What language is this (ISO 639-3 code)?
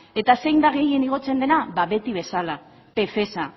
eus